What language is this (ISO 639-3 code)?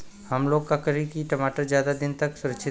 bho